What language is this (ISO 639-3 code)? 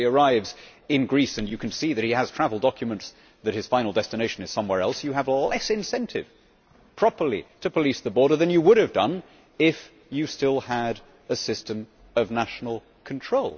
eng